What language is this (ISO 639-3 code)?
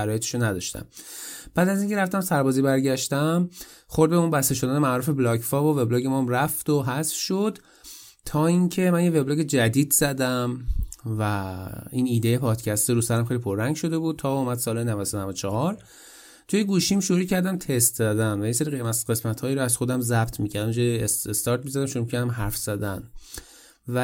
fas